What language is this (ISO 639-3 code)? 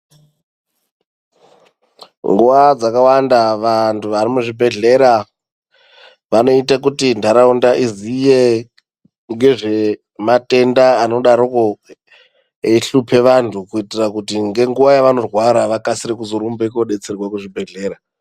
ndc